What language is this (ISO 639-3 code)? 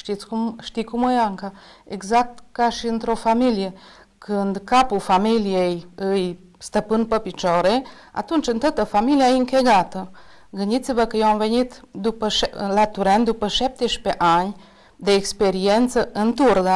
ron